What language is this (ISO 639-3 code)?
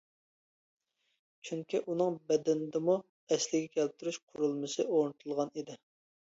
uig